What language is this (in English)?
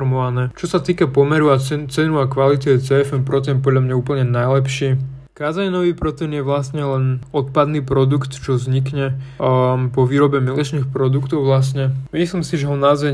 Slovak